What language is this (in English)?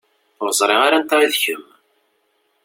Kabyle